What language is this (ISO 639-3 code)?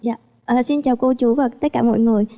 vie